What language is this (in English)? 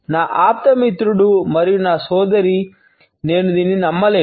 Telugu